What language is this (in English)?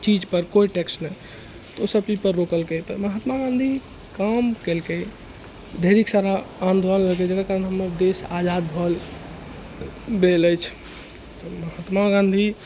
Maithili